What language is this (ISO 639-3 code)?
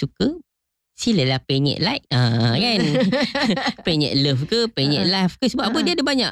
msa